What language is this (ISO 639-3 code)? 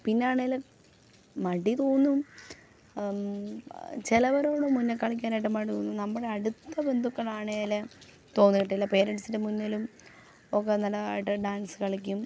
mal